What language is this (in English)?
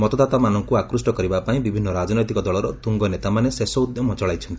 Odia